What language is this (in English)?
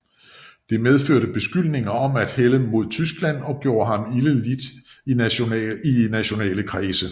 Danish